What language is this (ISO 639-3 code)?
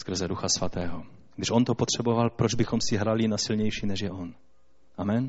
ces